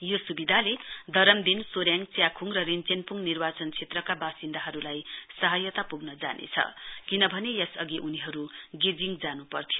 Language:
Nepali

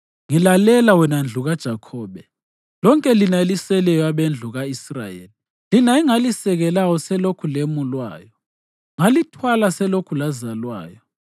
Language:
North Ndebele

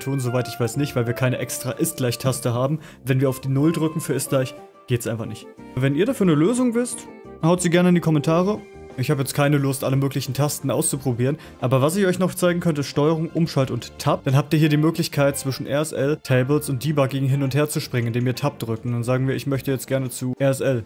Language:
German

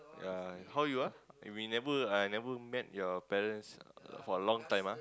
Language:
English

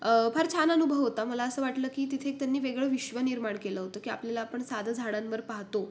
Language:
Marathi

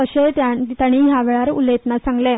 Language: Konkani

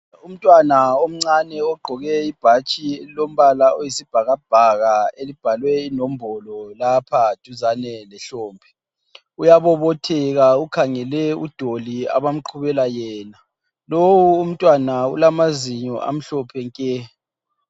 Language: North Ndebele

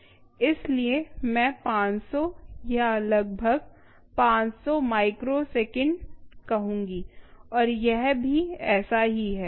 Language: Hindi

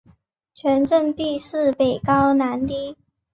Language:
Chinese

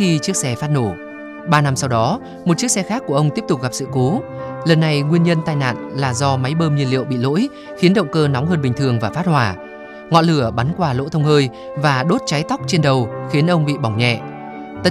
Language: Vietnamese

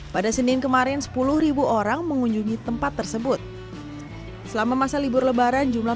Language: Indonesian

